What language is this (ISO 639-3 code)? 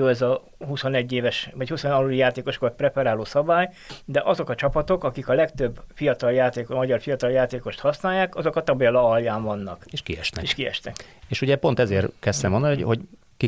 hun